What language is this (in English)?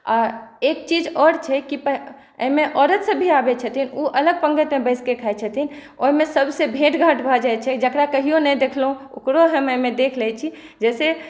Maithili